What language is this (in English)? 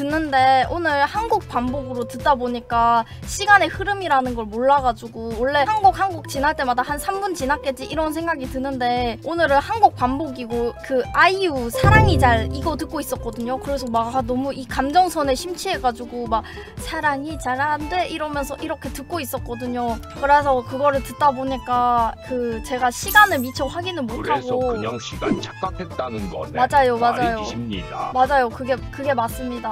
Korean